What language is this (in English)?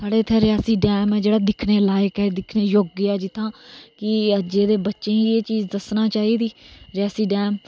Dogri